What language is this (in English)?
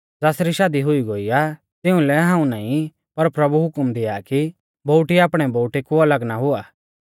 Mahasu Pahari